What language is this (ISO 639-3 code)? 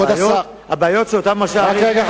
heb